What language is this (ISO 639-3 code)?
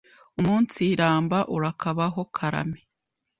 kin